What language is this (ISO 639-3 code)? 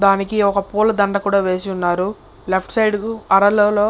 tel